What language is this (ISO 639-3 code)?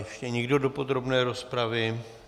ces